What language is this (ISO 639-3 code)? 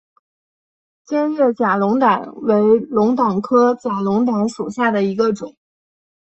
zho